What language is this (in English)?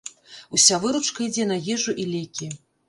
Belarusian